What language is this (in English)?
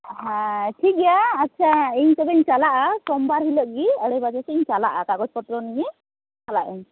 Santali